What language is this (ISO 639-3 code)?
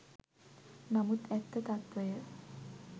sin